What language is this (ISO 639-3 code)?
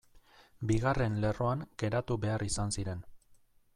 eus